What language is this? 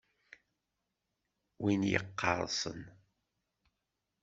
Kabyle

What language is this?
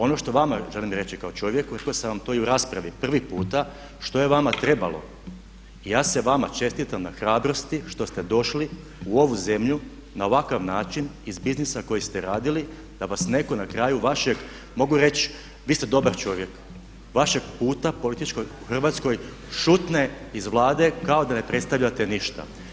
Croatian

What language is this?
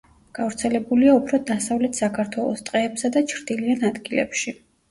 Georgian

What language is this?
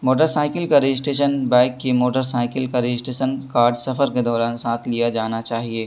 Urdu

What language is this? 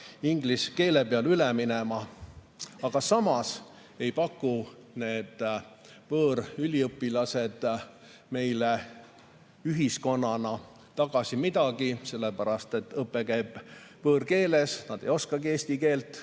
Estonian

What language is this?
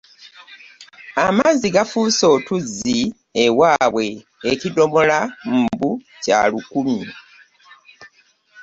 Ganda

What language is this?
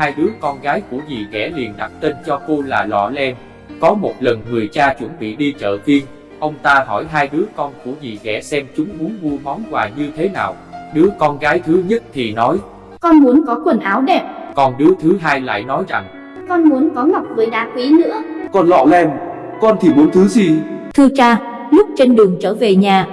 Vietnamese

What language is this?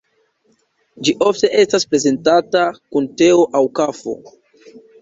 Esperanto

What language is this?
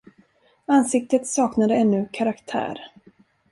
Swedish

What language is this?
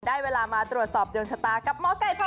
Thai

